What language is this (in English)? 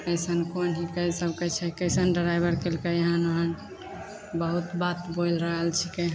Maithili